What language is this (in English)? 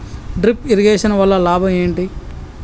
Telugu